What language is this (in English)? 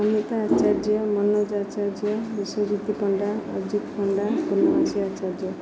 Odia